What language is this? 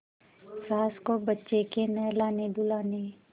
Hindi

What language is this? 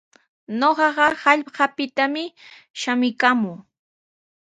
Sihuas Ancash Quechua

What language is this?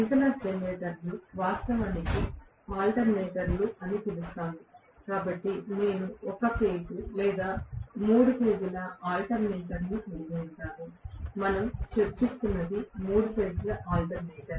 Telugu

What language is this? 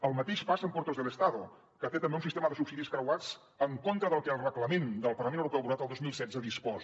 Catalan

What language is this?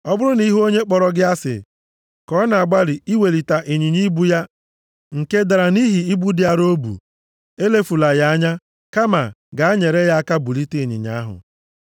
Igbo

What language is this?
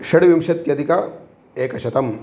Sanskrit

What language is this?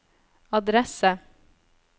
Norwegian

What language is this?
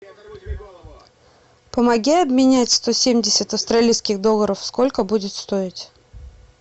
Russian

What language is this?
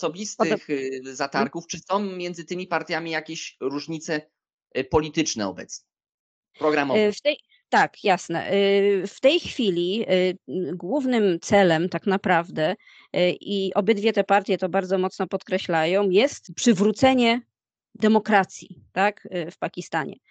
Polish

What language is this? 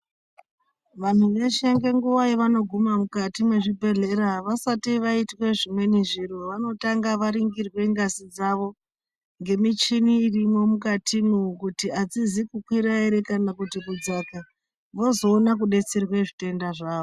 Ndau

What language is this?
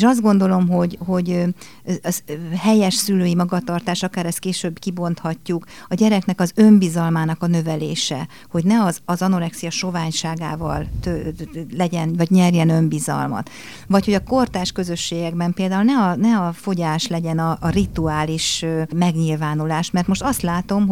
Hungarian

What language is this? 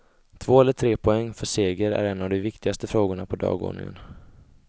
Swedish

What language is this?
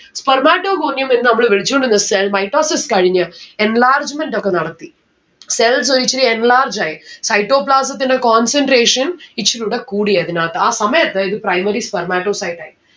Malayalam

